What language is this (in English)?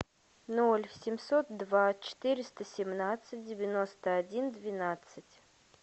Russian